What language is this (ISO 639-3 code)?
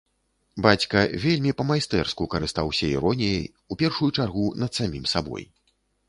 bel